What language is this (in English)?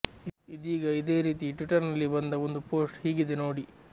Kannada